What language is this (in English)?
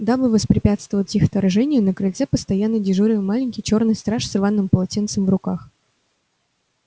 Russian